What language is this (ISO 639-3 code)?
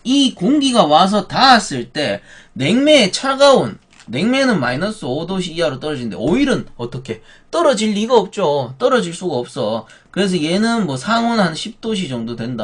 kor